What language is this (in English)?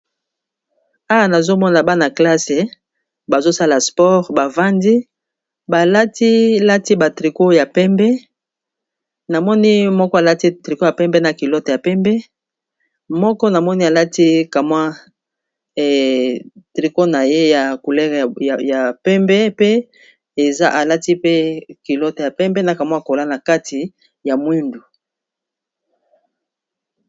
Lingala